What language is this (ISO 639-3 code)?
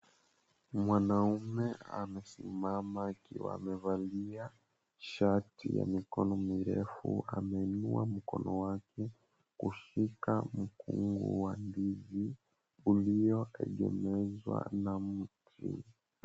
swa